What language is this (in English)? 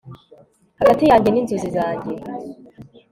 Kinyarwanda